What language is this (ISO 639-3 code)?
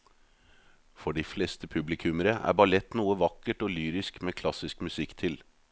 nor